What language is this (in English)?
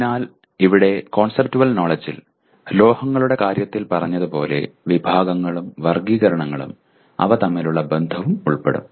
Malayalam